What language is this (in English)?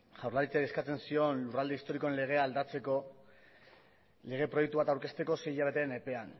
Basque